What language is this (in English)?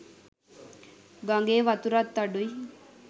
Sinhala